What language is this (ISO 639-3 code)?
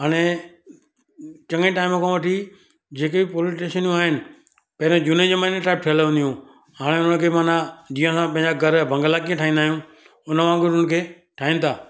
snd